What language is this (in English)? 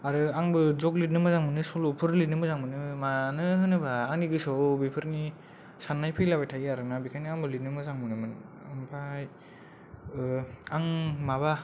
Bodo